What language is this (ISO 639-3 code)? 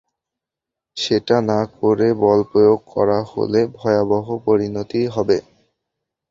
ben